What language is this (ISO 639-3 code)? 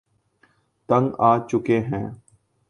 urd